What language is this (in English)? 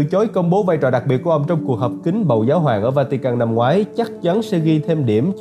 Vietnamese